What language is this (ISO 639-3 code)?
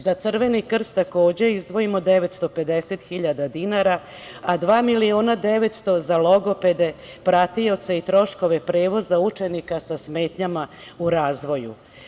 srp